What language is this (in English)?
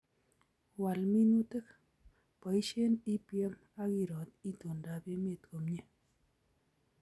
Kalenjin